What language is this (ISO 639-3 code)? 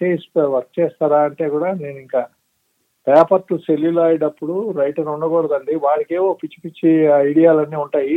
tel